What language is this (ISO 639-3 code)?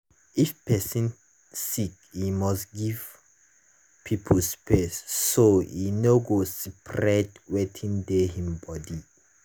pcm